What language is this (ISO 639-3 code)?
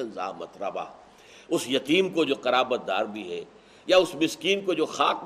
urd